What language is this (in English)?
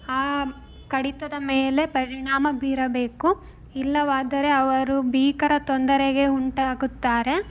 Kannada